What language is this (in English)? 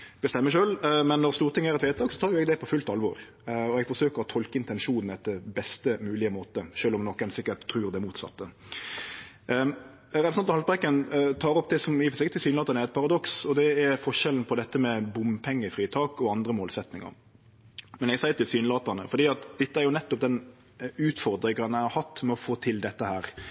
Norwegian Nynorsk